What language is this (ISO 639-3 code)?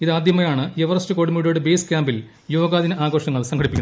mal